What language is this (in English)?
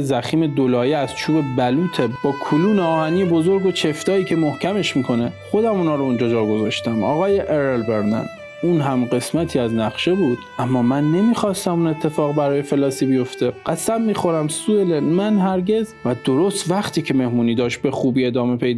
Persian